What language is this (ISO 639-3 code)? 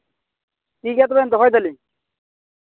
sat